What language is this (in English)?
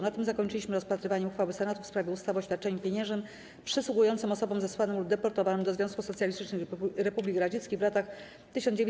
Polish